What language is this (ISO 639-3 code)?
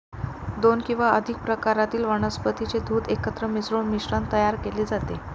mar